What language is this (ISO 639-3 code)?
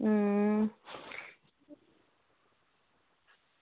doi